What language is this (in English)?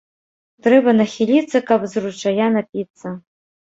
Belarusian